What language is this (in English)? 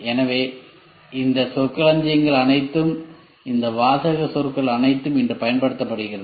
Tamil